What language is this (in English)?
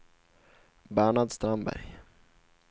Swedish